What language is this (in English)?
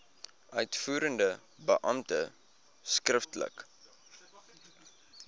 Afrikaans